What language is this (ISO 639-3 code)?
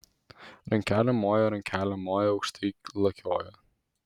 lit